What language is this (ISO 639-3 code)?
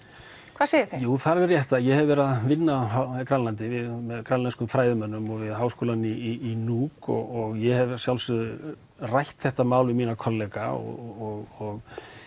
isl